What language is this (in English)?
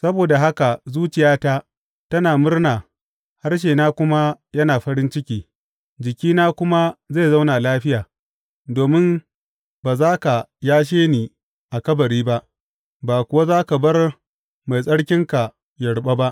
Hausa